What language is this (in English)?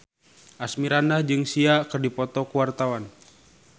Sundanese